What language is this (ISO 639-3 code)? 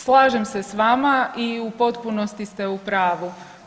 hrv